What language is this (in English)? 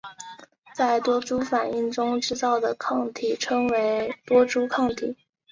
Chinese